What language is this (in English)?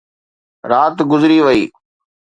Sindhi